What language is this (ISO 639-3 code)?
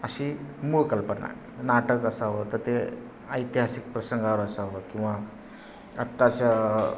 mar